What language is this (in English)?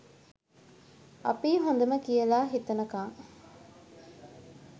Sinhala